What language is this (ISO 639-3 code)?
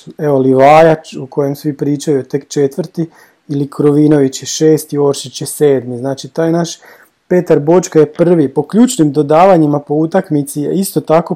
hrv